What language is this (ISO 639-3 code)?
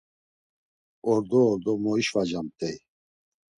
lzz